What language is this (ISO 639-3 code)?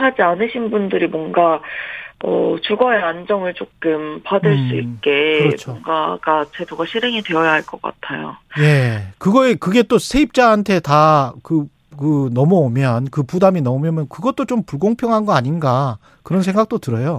kor